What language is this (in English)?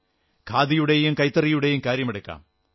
Malayalam